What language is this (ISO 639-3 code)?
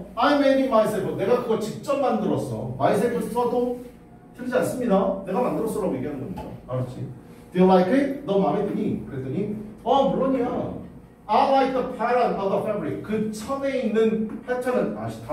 kor